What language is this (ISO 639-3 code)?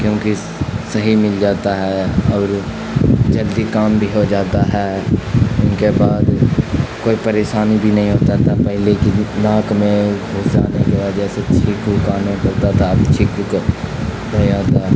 urd